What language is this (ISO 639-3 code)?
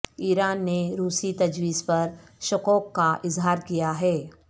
urd